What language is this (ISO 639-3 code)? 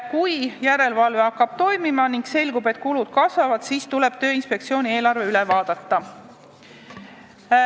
est